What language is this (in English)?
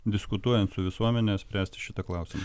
Lithuanian